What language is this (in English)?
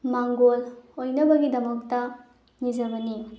Manipuri